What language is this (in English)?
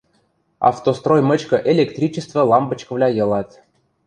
Western Mari